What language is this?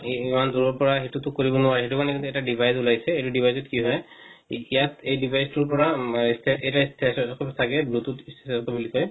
Assamese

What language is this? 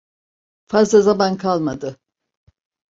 Turkish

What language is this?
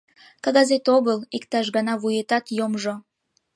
Mari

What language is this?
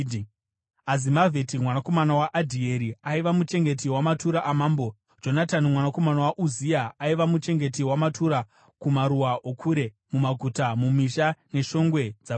Shona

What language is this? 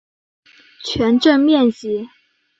Chinese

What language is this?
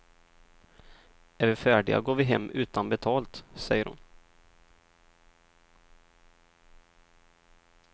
Swedish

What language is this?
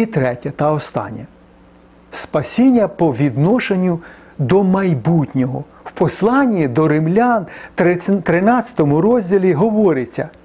Ukrainian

